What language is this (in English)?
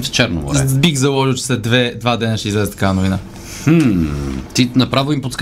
Bulgarian